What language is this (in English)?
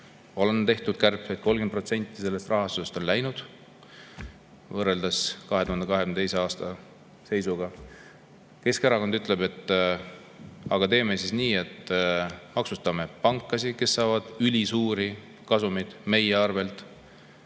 Estonian